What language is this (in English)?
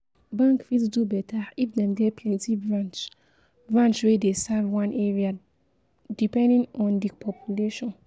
Nigerian Pidgin